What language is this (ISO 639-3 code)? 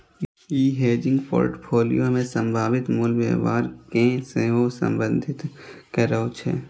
mai